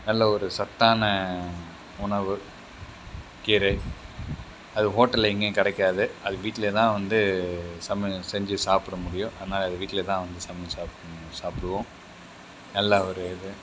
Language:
Tamil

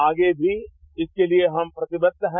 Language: Hindi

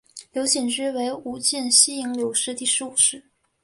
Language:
Chinese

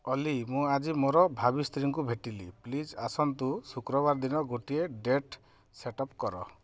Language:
Odia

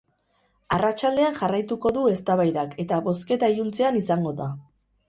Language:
Basque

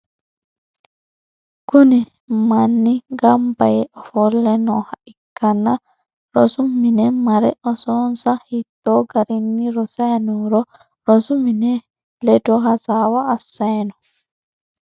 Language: Sidamo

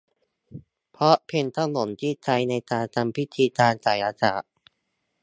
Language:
Thai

